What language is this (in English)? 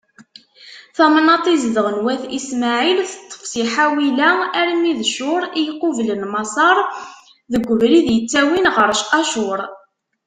Kabyle